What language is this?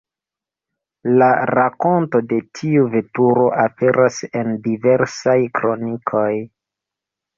Esperanto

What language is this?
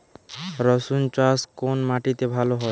Bangla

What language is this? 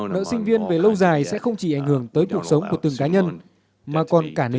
Vietnamese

